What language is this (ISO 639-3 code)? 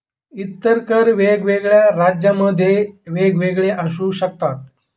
mar